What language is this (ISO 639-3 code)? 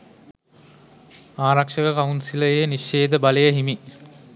sin